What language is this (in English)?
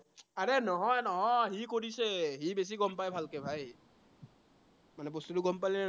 Assamese